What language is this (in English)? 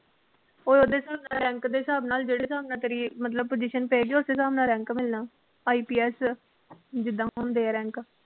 Punjabi